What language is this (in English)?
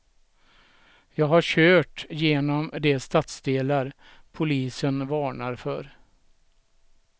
Swedish